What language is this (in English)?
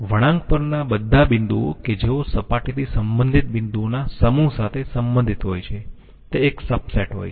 Gujarati